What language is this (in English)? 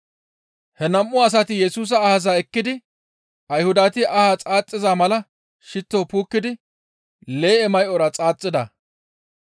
Gamo